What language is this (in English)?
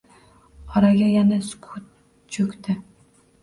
Uzbek